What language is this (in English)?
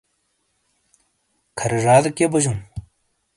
Shina